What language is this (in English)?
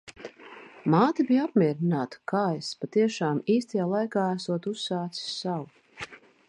Latvian